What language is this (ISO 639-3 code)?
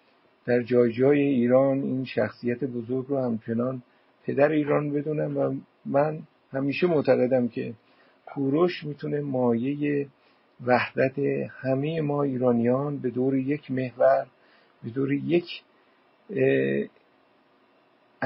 fas